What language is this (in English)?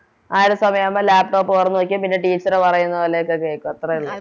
Malayalam